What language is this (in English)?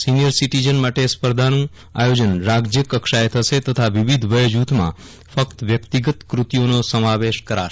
Gujarati